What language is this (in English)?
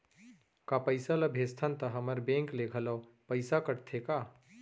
Chhattisgarhi